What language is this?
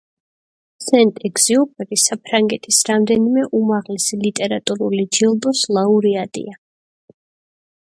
Georgian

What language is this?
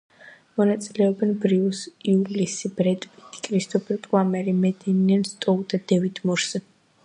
Georgian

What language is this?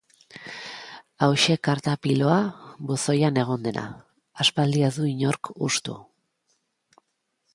Basque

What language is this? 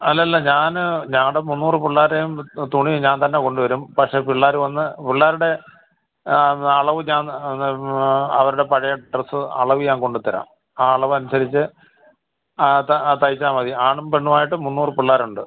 Malayalam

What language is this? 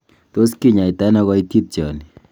Kalenjin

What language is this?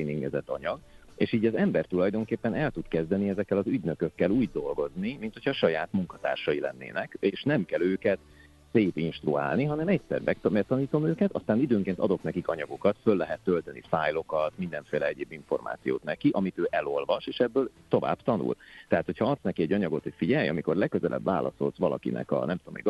Hungarian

